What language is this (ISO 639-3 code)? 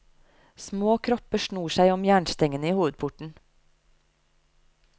nor